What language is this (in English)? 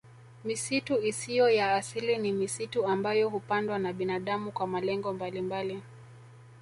Swahili